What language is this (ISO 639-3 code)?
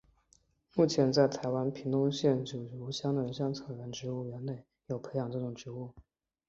zho